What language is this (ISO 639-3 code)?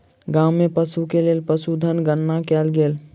mai